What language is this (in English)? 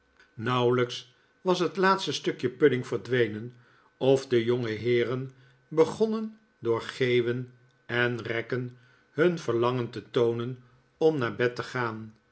Dutch